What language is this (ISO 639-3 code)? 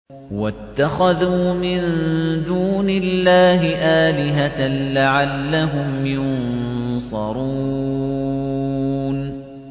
ara